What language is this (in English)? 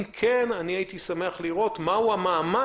Hebrew